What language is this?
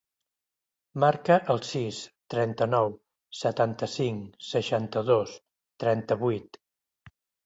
Catalan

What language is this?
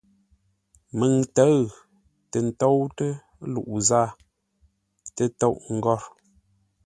Ngombale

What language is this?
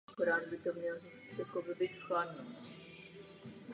Czech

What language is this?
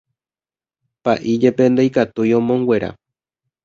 Guarani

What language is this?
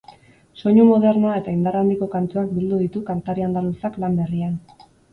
Basque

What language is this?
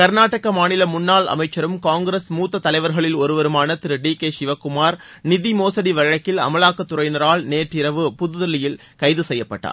Tamil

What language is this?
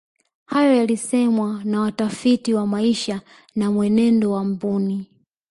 Swahili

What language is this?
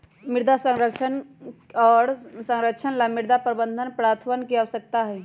Magahi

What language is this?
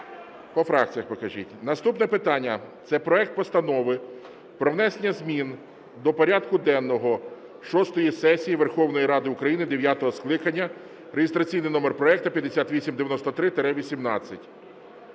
Ukrainian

